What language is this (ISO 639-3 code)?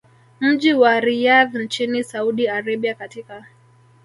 swa